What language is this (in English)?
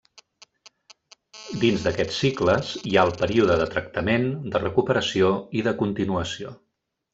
Catalan